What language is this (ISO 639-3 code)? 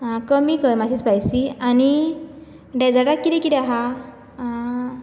kok